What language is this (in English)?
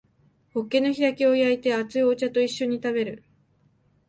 Japanese